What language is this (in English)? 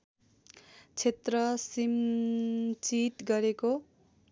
Nepali